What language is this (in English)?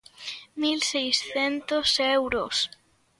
Galician